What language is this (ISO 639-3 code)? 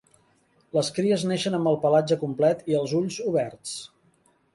cat